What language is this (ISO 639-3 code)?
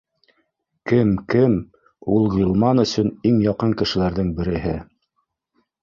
bak